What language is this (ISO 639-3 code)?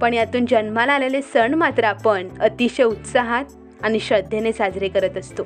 mar